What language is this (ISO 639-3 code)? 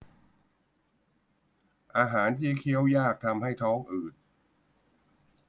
tha